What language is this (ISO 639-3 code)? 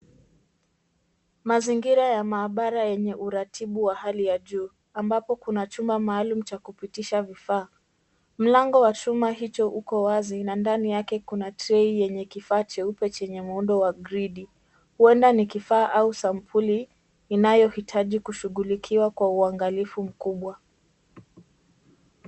swa